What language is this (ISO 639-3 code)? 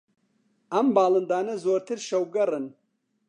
ckb